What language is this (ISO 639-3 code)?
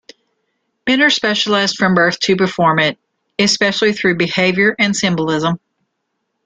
eng